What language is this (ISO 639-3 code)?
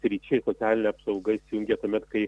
lit